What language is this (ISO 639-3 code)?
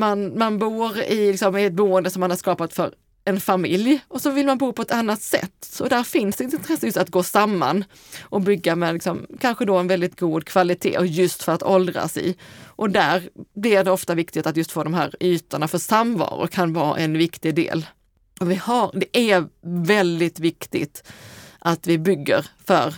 swe